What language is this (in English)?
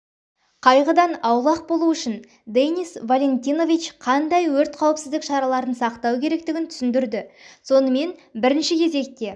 Kazakh